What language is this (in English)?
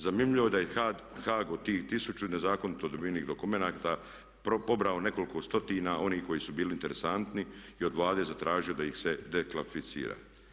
Croatian